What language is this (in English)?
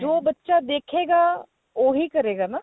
Punjabi